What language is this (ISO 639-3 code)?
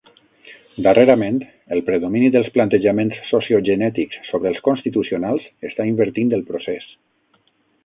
cat